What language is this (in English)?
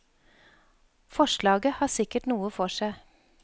Norwegian